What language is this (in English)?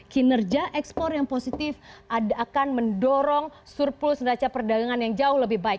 Indonesian